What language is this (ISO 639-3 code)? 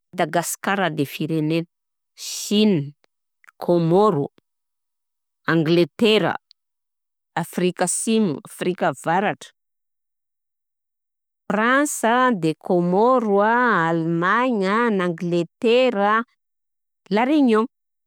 bzc